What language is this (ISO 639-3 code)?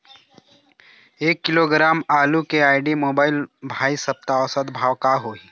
hne